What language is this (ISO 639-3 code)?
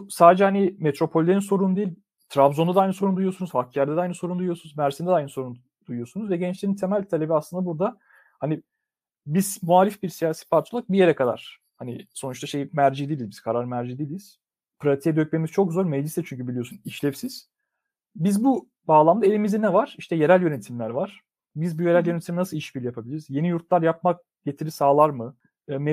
tur